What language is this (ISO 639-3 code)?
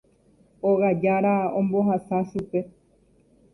grn